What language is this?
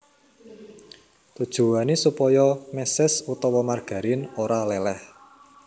Javanese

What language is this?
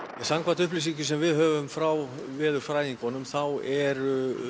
Icelandic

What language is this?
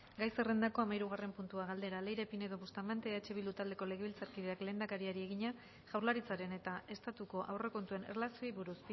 Basque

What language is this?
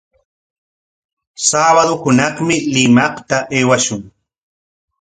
Corongo Ancash Quechua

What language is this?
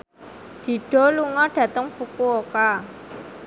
Javanese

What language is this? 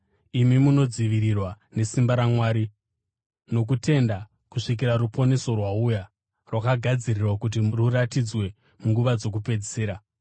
Shona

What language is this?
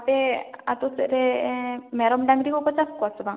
Santali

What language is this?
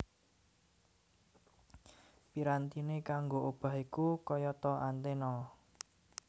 Javanese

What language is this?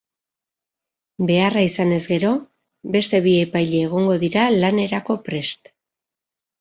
Basque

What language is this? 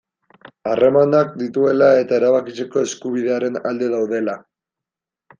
Basque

